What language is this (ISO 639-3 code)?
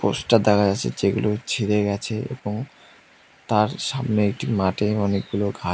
ben